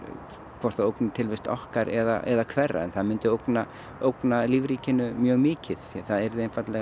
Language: Icelandic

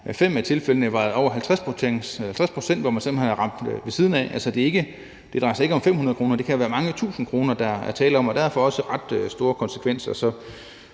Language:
Danish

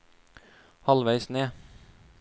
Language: Norwegian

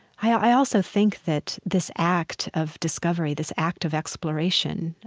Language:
English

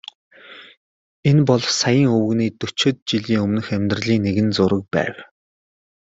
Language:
Mongolian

